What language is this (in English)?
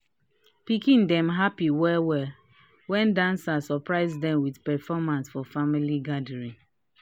Nigerian Pidgin